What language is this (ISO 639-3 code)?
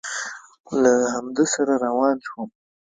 pus